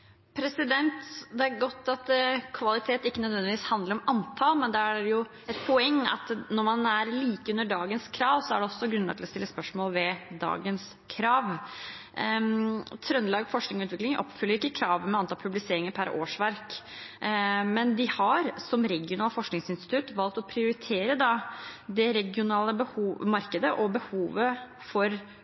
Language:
Norwegian Bokmål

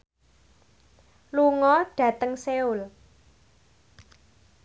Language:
Javanese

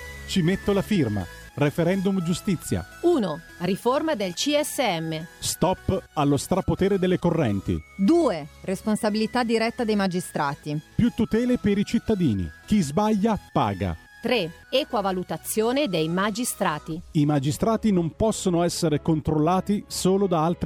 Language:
Italian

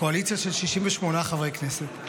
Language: Hebrew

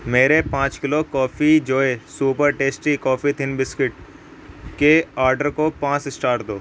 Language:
Urdu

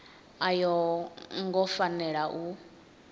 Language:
Venda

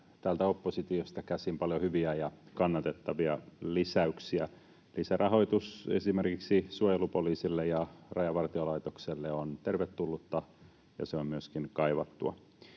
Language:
Finnish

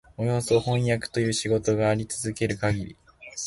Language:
Japanese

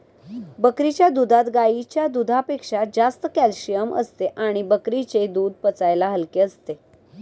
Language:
Marathi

